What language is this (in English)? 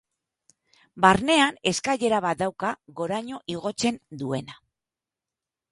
Basque